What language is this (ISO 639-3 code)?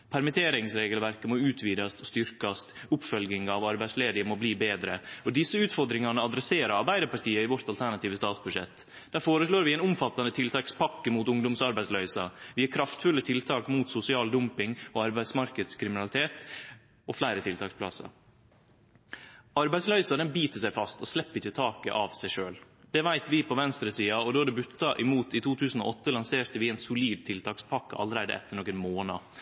nno